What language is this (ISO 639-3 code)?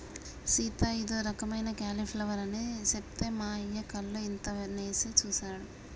tel